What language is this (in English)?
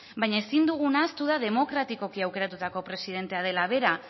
Basque